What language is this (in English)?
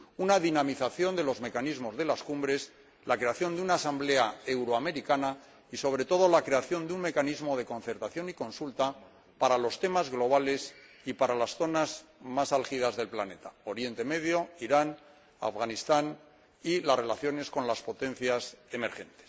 Spanish